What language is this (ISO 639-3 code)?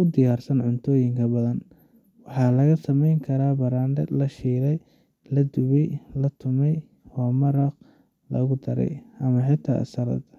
som